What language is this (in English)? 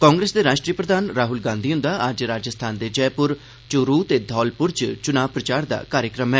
Dogri